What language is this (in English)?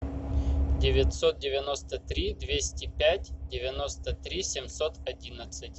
Russian